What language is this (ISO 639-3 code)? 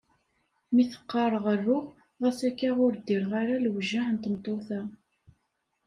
kab